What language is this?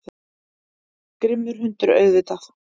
Icelandic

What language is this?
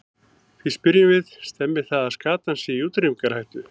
Icelandic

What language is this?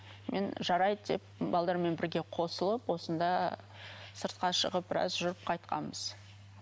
Kazakh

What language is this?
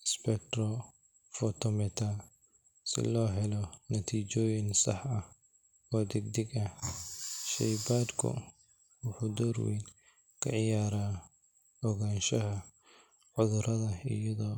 Somali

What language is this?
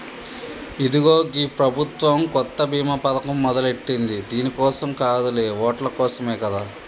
Telugu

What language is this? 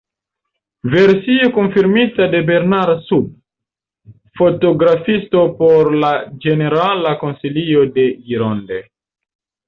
Esperanto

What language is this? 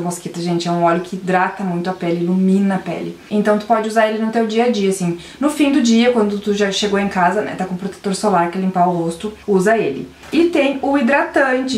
Portuguese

